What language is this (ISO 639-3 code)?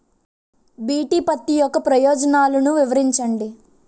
tel